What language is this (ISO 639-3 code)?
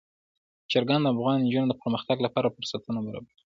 pus